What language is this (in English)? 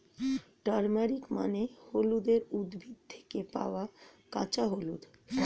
Bangla